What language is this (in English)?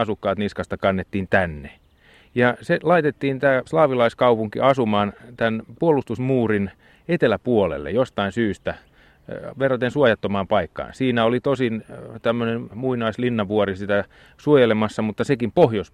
Finnish